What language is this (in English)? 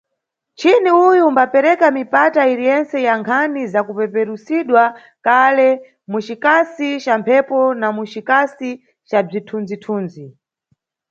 Nyungwe